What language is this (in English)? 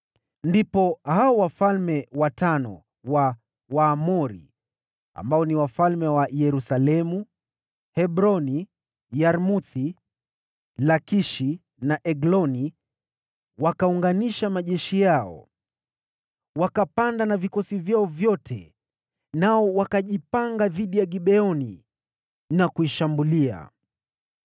Swahili